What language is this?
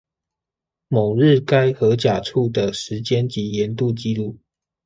Chinese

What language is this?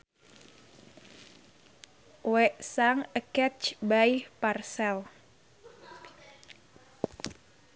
Sundanese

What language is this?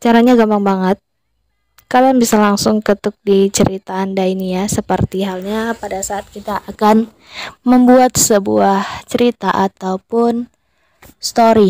Indonesian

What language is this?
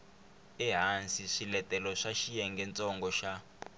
Tsonga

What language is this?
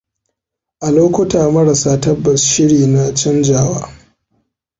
Hausa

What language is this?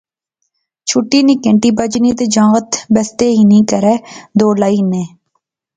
Pahari-Potwari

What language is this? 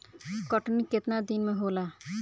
Bhojpuri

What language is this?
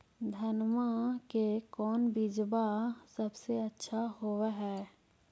Magahi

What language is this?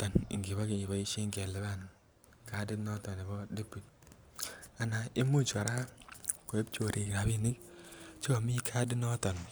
Kalenjin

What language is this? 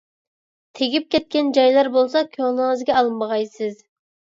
Uyghur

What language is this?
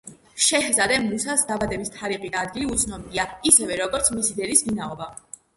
Georgian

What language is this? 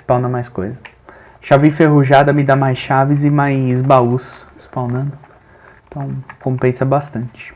Portuguese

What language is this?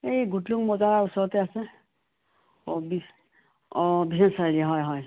Assamese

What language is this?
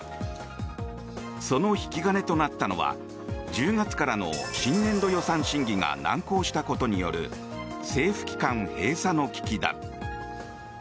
Japanese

